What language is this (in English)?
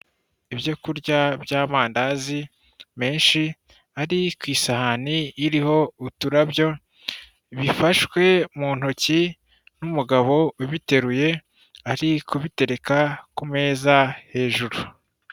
Kinyarwanda